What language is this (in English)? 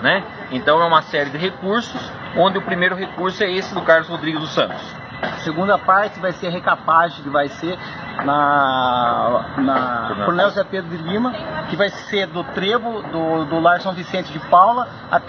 Portuguese